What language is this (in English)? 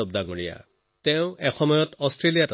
Assamese